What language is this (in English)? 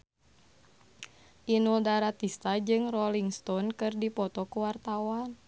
Sundanese